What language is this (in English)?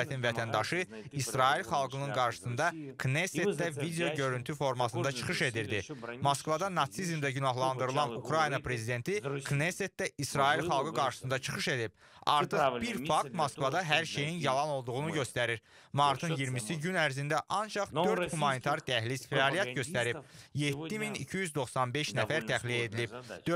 Turkish